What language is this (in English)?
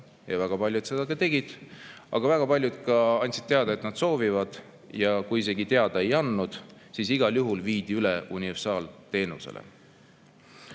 Estonian